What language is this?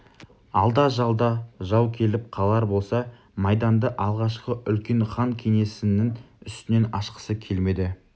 Kazakh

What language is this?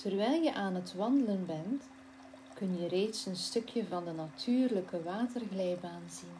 Dutch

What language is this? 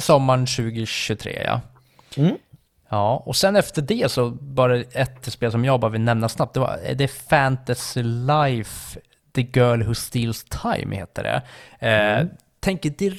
Swedish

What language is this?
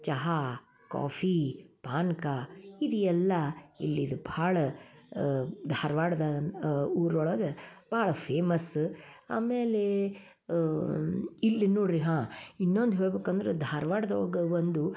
Kannada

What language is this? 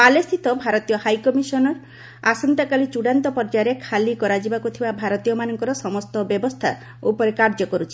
Odia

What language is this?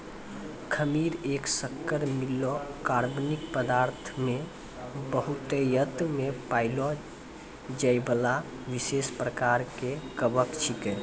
Maithili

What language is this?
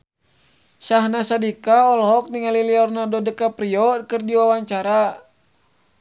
Sundanese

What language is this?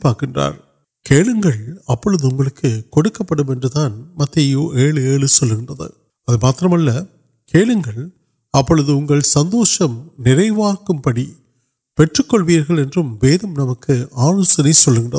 Urdu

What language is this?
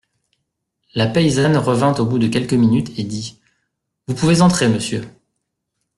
French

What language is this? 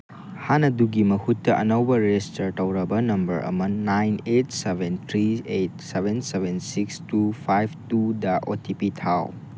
Manipuri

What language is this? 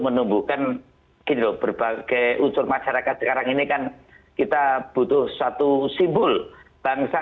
Indonesian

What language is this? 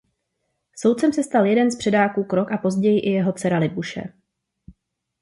Czech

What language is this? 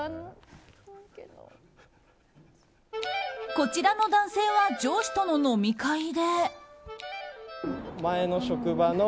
Japanese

